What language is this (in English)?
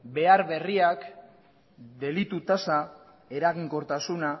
Basque